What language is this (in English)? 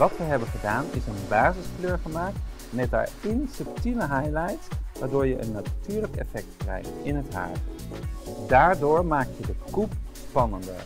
Dutch